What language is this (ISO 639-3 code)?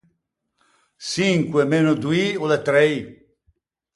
lij